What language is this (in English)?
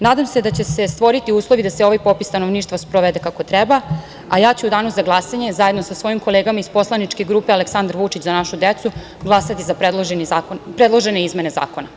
Serbian